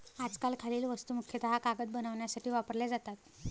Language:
Marathi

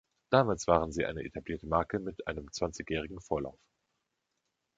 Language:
German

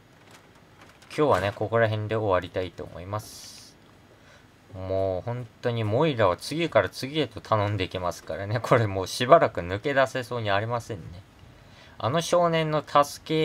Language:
Japanese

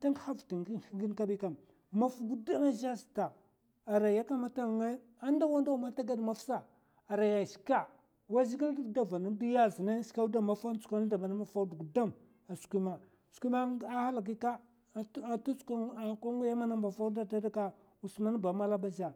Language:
Mafa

